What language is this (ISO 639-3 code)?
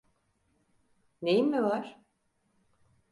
tur